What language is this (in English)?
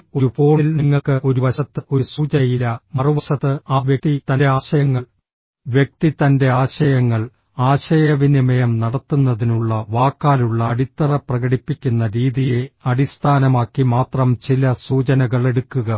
Malayalam